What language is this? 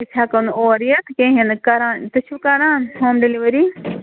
Kashmiri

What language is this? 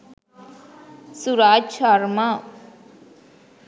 Sinhala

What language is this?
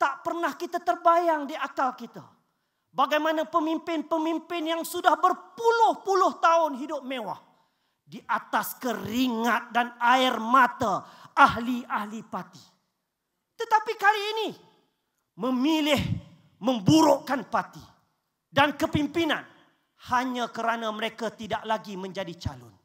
Malay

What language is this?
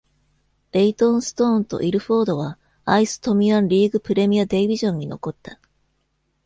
Japanese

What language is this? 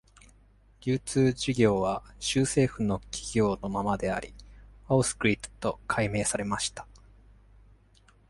Japanese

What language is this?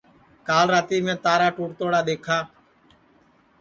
Sansi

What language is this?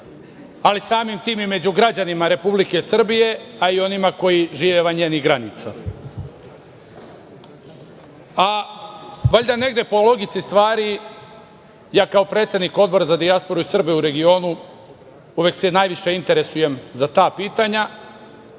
Serbian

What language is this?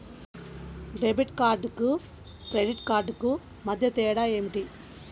Telugu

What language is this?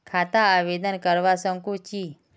Magahi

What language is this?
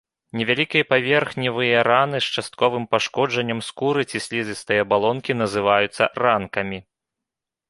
Belarusian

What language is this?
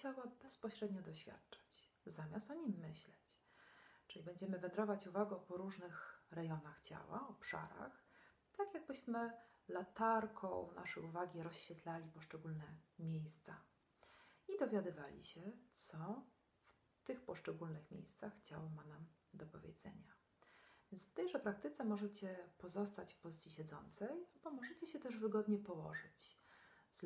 Polish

